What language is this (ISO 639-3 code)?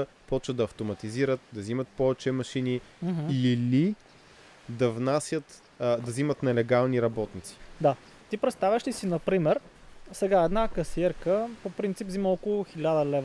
bul